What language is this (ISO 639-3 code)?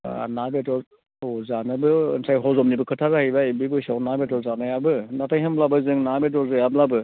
brx